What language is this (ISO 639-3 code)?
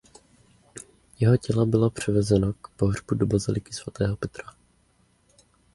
ces